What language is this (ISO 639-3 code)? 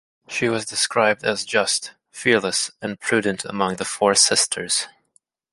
eng